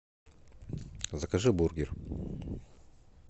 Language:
Russian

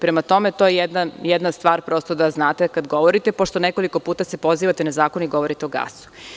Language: Serbian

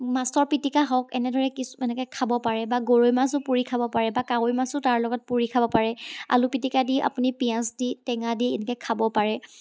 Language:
Assamese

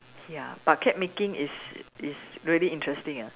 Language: English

